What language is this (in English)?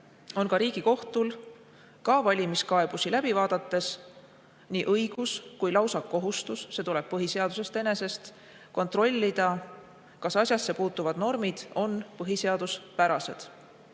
Estonian